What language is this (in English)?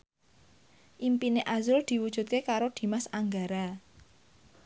Javanese